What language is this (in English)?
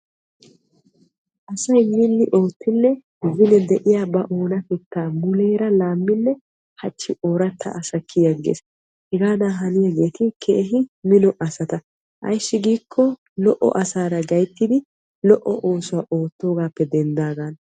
Wolaytta